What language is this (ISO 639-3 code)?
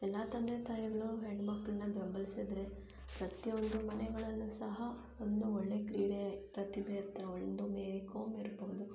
kan